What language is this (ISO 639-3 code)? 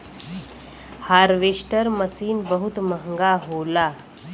bho